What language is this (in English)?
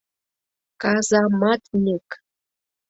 Mari